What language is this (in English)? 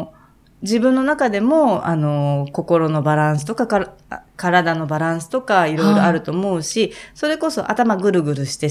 Japanese